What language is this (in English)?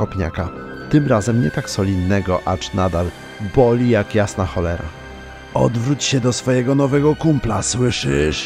Polish